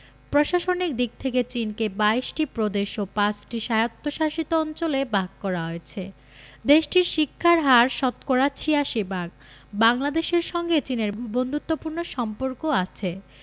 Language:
Bangla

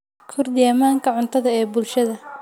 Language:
Somali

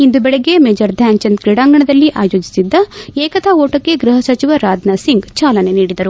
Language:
Kannada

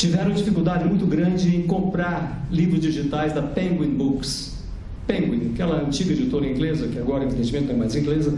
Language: Portuguese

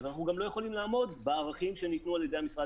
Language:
Hebrew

